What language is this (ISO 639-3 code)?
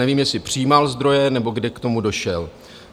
ces